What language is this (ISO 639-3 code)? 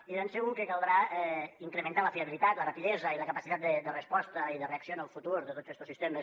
cat